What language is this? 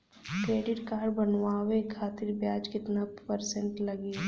Bhojpuri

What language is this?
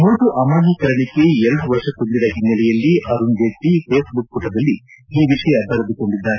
Kannada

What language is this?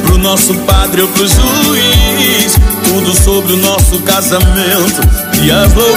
Romanian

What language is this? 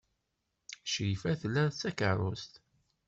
Kabyle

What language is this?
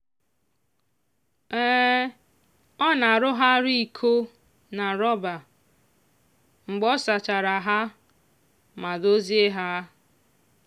Igbo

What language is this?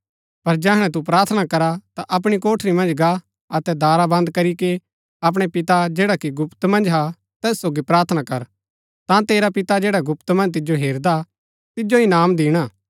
Gaddi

